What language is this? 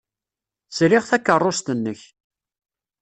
Kabyle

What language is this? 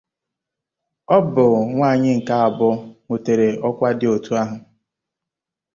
Igbo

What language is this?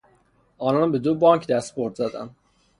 Persian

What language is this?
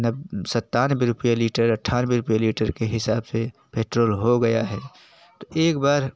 Hindi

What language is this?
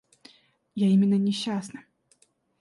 Russian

